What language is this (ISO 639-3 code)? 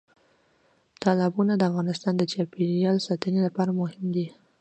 pus